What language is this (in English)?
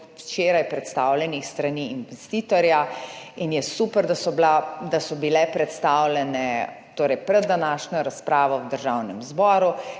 Slovenian